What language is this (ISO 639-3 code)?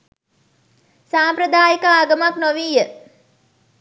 sin